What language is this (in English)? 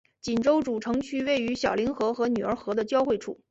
Chinese